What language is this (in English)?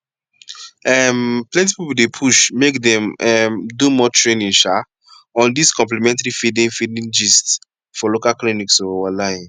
Nigerian Pidgin